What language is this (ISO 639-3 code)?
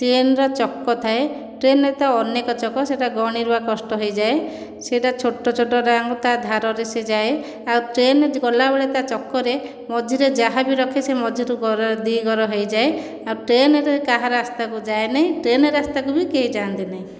ori